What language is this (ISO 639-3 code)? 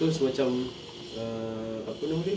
eng